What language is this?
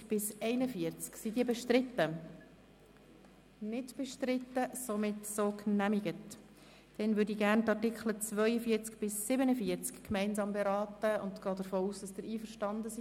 Swiss German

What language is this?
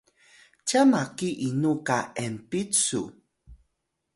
Atayal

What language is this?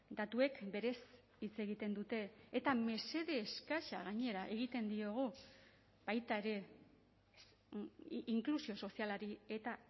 Basque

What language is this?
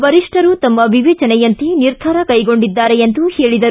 Kannada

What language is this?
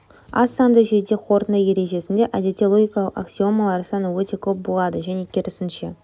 Kazakh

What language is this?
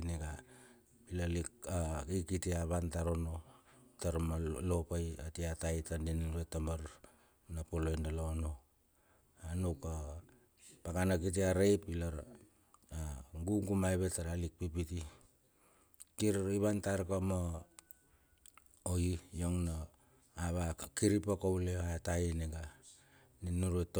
Bilur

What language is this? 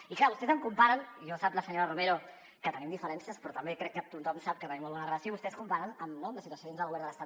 Catalan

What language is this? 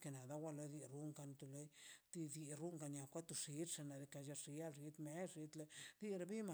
Mazaltepec Zapotec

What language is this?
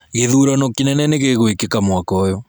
Kikuyu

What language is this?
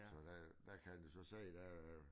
Danish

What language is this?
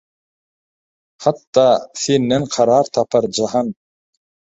Turkmen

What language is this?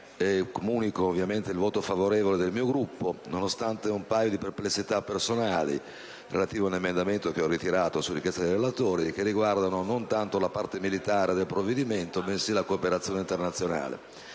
Italian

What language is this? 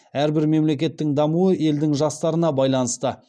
Kazakh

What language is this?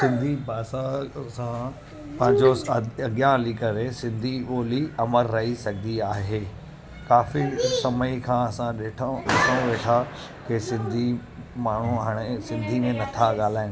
Sindhi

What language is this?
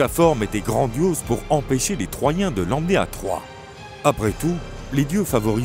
French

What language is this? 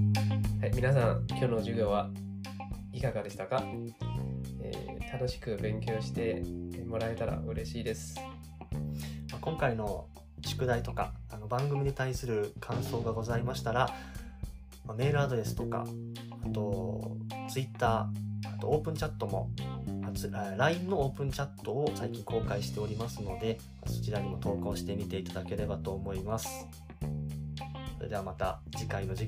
Japanese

